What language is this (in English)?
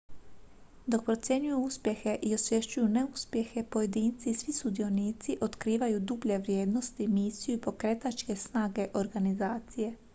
Croatian